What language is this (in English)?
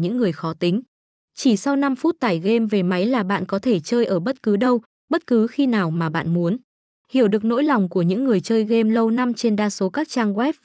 Vietnamese